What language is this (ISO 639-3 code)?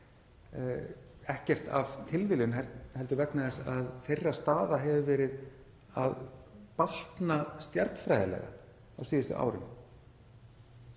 isl